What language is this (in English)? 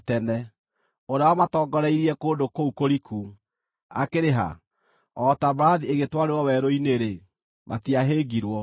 Kikuyu